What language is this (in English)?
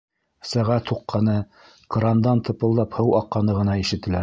Bashkir